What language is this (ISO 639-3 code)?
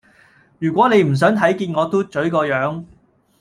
yue